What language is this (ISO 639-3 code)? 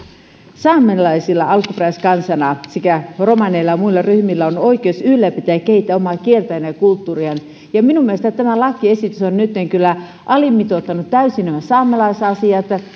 fin